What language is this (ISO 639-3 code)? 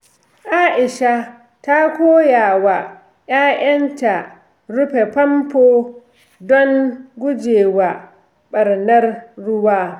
hau